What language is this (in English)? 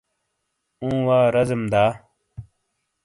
Shina